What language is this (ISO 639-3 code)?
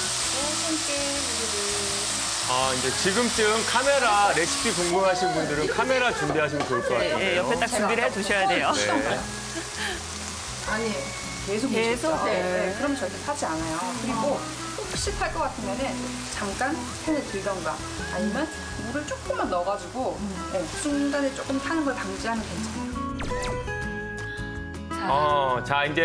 kor